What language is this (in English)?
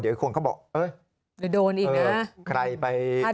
Thai